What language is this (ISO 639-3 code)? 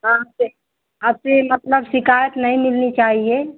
hin